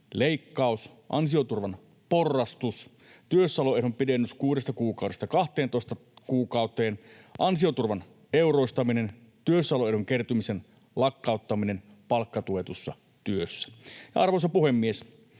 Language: Finnish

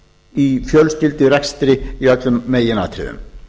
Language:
Icelandic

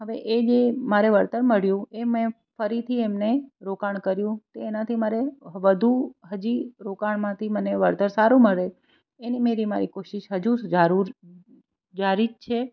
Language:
Gujarati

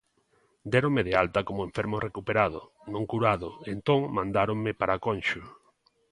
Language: Galician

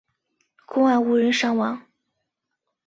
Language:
Chinese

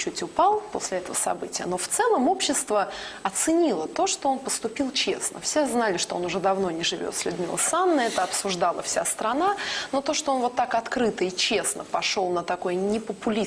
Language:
Russian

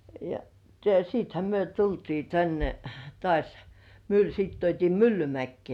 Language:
Finnish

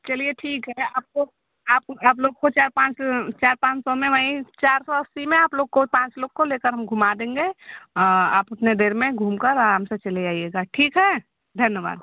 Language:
Hindi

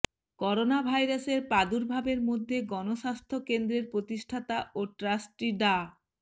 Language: Bangla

